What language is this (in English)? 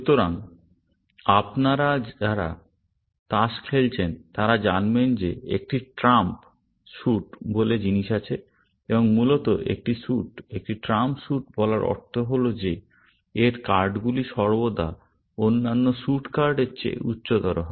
Bangla